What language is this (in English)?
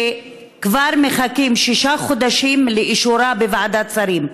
Hebrew